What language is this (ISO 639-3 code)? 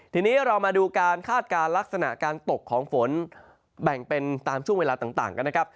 tha